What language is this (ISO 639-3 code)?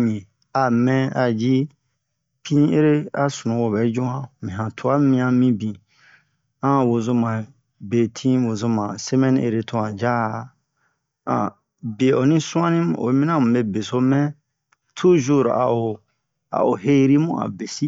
bmq